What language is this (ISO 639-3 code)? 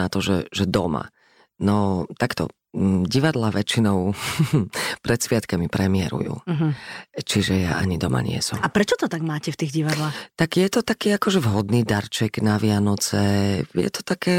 slk